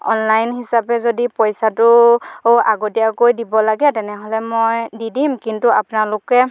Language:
Assamese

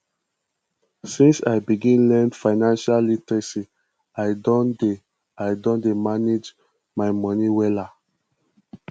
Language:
Nigerian Pidgin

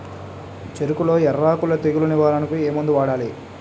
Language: Telugu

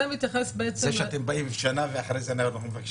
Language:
Hebrew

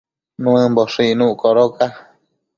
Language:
Matsés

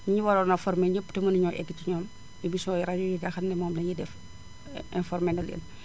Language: Wolof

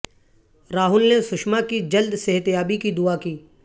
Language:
Urdu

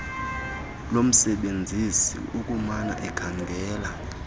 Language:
Xhosa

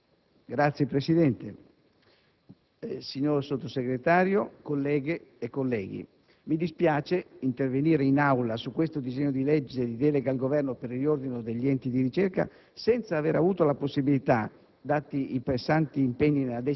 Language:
Italian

